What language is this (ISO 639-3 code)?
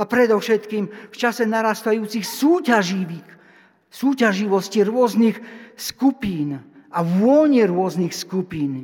slk